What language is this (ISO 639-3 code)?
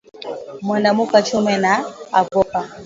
swa